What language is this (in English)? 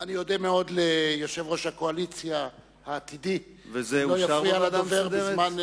Hebrew